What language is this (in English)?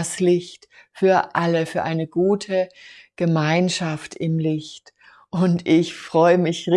German